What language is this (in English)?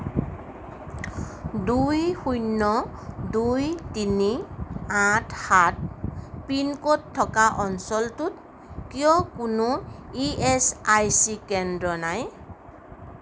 Assamese